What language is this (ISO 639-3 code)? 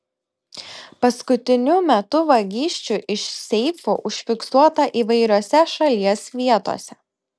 lit